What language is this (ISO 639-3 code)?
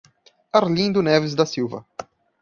por